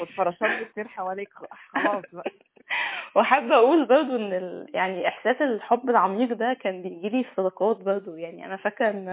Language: Arabic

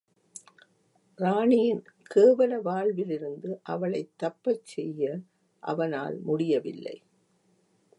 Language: Tamil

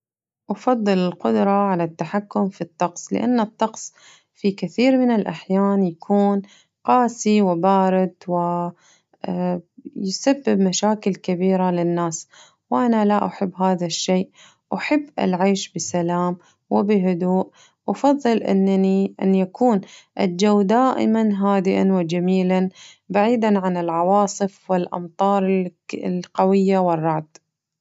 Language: Najdi Arabic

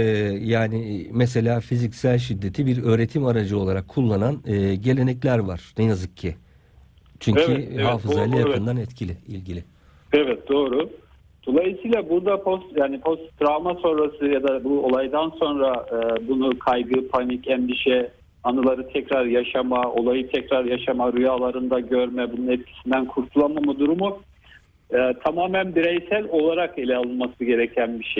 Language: Turkish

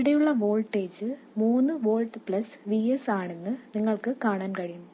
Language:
Malayalam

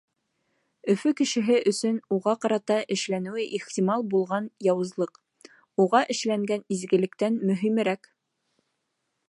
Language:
Bashkir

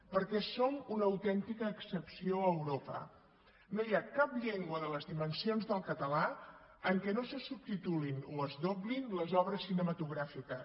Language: Catalan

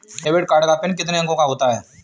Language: Hindi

